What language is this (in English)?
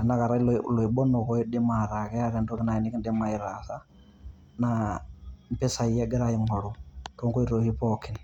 Masai